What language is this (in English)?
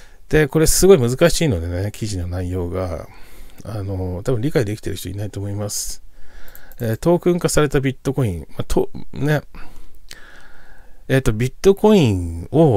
Japanese